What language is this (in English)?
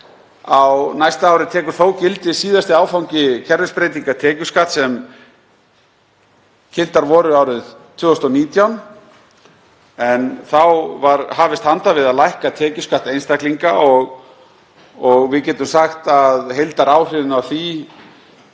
Icelandic